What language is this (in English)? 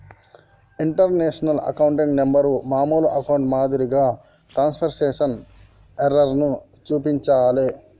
Telugu